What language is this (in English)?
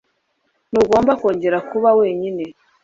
Kinyarwanda